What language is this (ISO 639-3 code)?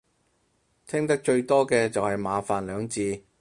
yue